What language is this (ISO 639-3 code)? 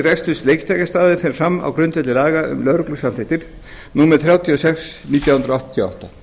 isl